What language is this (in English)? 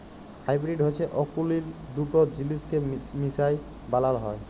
Bangla